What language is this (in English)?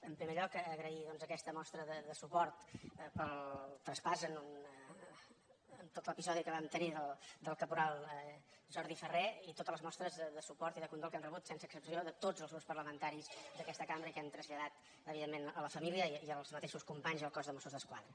Catalan